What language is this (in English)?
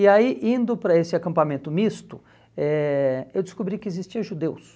Portuguese